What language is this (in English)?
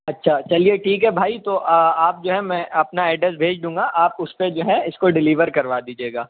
Urdu